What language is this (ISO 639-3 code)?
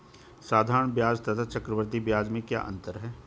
hin